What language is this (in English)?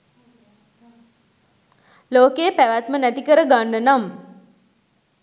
Sinhala